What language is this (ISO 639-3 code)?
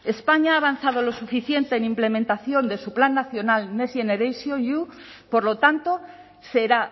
spa